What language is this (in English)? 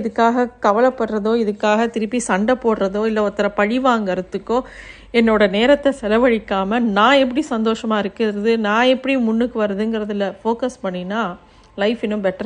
Tamil